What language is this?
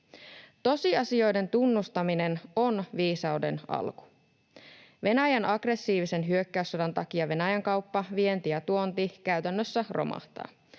Finnish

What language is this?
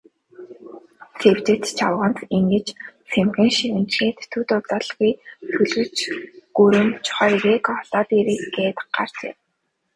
Mongolian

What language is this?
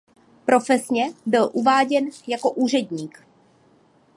Czech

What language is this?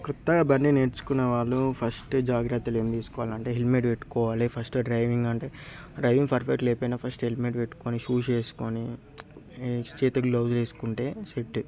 Telugu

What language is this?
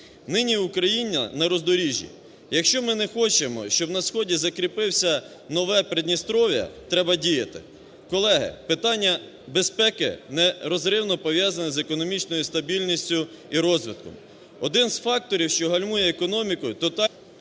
Ukrainian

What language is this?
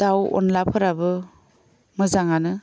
Bodo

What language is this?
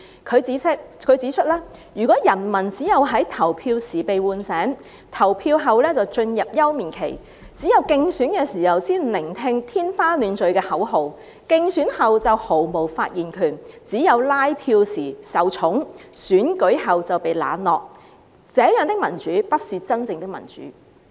Cantonese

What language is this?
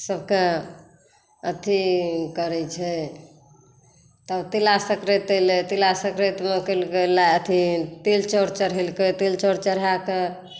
Maithili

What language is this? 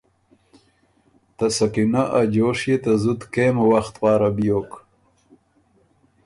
Ormuri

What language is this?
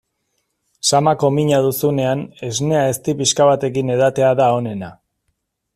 Basque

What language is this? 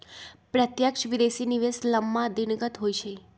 Magahi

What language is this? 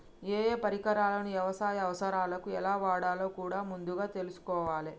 Telugu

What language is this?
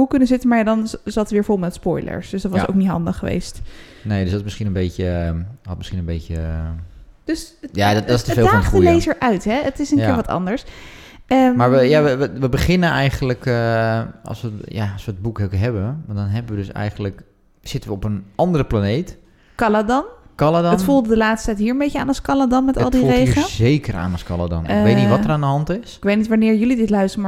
Dutch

